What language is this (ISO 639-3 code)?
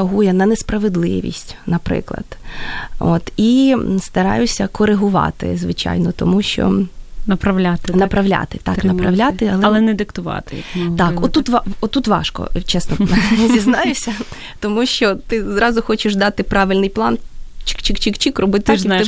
ukr